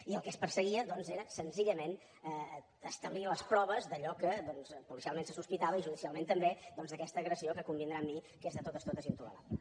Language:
Catalan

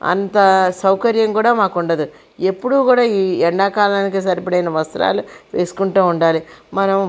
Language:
Telugu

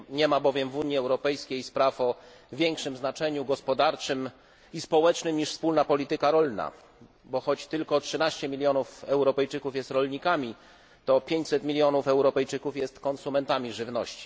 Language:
Polish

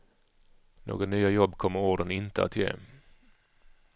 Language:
Swedish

